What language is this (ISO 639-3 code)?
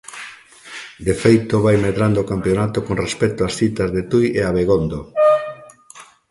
glg